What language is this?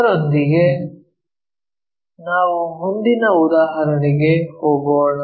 Kannada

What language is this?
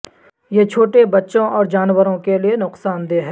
Urdu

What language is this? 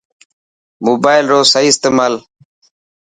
Dhatki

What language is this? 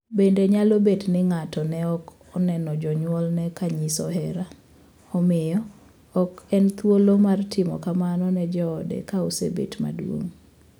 Luo (Kenya and Tanzania)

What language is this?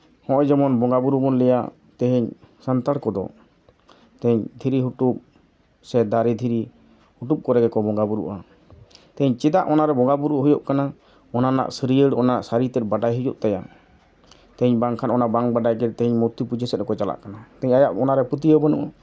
Santali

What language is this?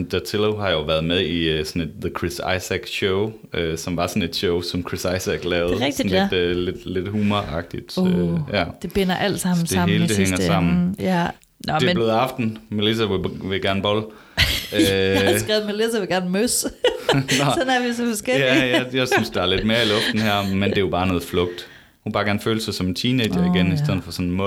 Danish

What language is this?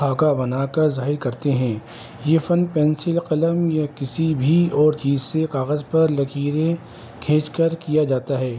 Urdu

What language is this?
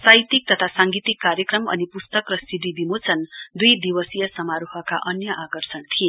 Nepali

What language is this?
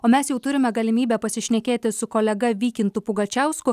Lithuanian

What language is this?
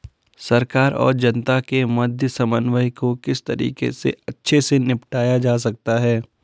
Hindi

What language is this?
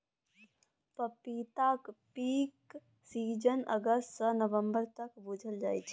Maithili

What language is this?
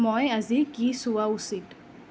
Assamese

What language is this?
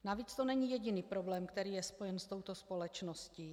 Czech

